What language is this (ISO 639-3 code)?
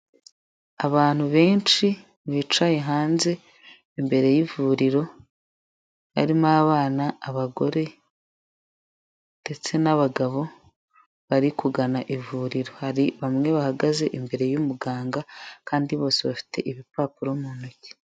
kin